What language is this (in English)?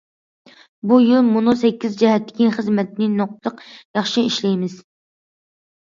Uyghur